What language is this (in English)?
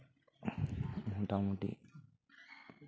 Santali